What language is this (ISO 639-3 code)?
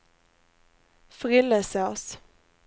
swe